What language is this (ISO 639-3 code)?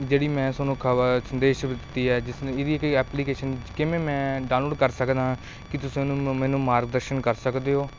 pan